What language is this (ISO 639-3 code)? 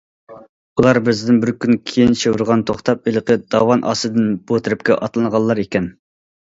uig